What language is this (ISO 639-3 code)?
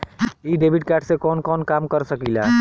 bho